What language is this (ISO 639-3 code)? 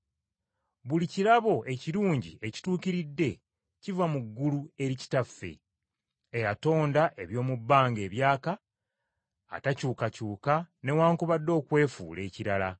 lug